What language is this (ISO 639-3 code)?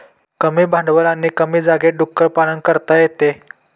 mar